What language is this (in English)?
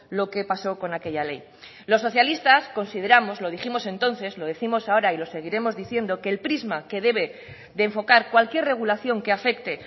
Spanish